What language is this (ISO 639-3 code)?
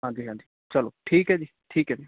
pan